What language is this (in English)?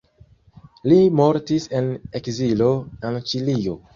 Esperanto